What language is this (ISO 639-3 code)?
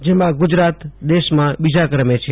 guj